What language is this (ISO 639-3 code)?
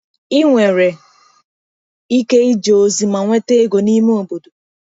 ibo